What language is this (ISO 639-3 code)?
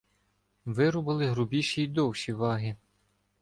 ukr